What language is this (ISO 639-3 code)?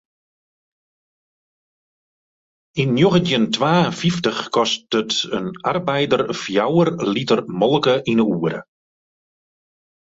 fry